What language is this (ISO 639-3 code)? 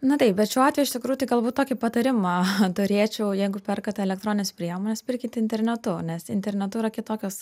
lit